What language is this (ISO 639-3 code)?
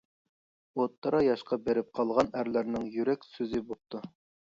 uig